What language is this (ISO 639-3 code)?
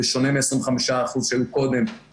heb